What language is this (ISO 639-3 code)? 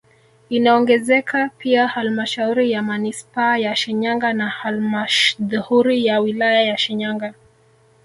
swa